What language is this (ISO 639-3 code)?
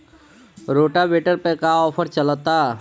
bho